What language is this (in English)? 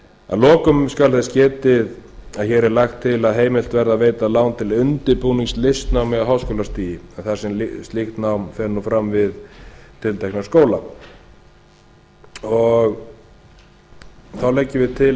Icelandic